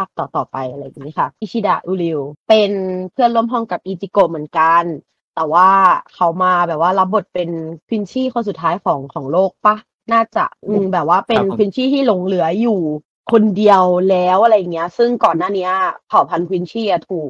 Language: Thai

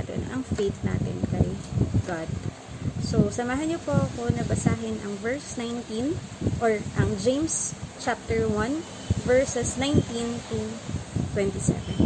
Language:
Filipino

